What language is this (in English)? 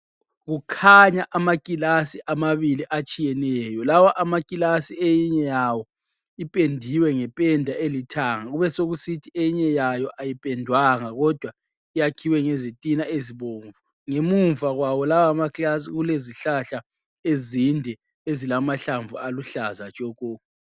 North Ndebele